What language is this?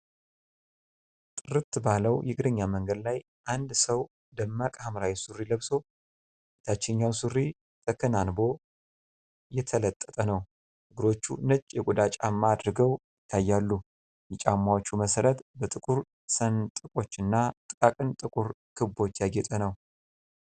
Amharic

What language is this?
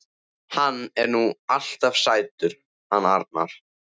Icelandic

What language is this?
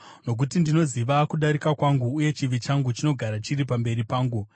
Shona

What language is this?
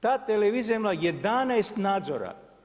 Croatian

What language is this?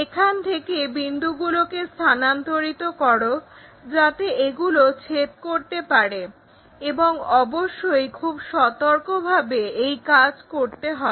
Bangla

